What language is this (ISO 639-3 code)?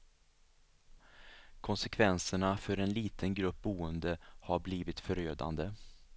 swe